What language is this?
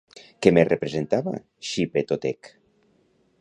Catalan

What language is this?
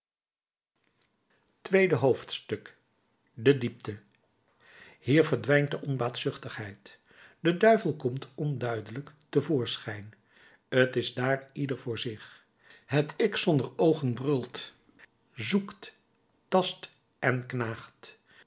Dutch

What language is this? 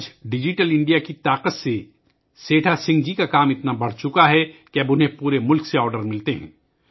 Urdu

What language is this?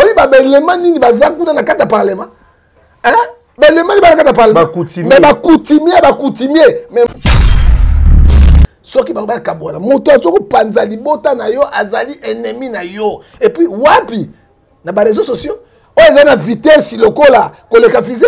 French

